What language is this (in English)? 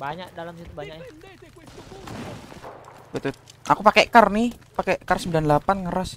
Indonesian